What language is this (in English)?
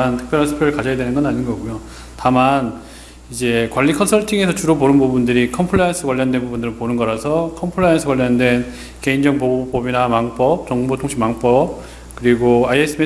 Korean